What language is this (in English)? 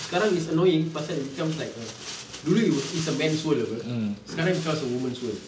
English